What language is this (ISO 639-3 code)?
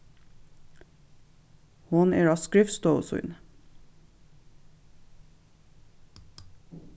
fao